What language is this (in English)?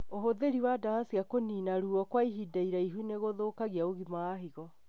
Kikuyu